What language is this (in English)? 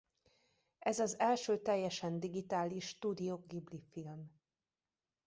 Hungarian